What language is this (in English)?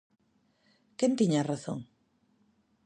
Galician